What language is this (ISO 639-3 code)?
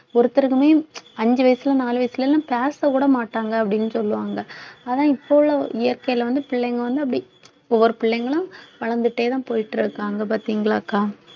tam